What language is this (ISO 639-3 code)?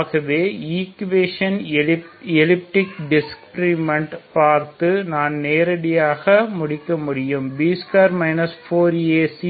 tam